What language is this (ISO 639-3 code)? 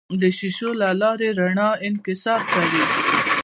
pus